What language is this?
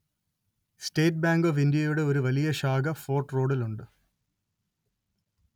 Malayalam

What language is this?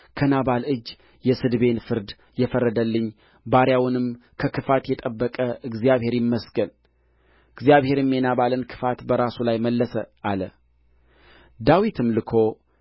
Amharic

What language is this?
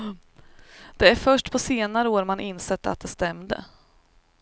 Swedish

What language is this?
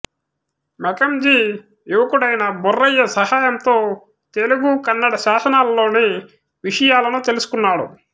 Telugu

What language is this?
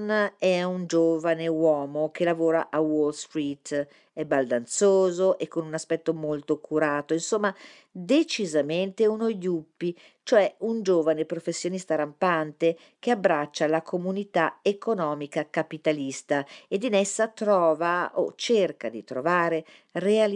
Italian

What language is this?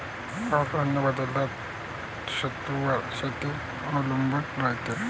Marathi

